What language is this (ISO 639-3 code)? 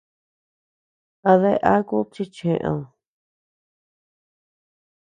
cux